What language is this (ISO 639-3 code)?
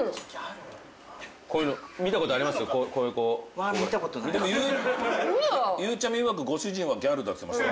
jpn